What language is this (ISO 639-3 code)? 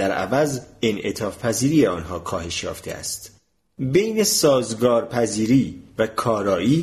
fas